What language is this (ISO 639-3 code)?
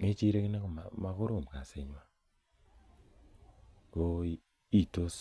kln